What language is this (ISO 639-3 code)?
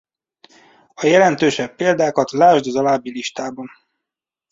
hun